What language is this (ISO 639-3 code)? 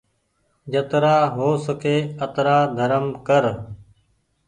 gig